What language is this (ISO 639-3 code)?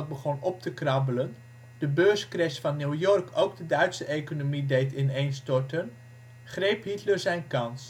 nld